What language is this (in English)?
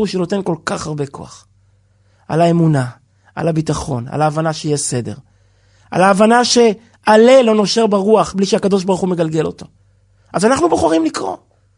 Hebrew